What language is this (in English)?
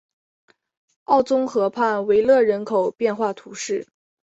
Chinese